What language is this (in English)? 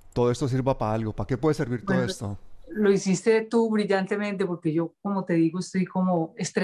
Spanish